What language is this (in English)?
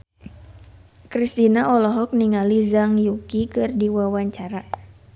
Sundanese